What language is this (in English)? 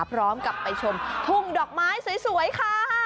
Thai